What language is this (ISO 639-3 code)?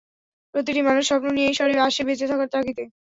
ben